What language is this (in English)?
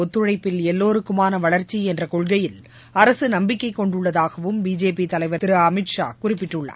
Tamil